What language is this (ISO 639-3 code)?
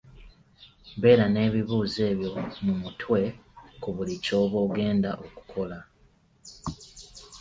lug